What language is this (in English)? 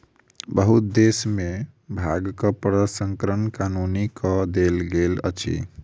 Maithili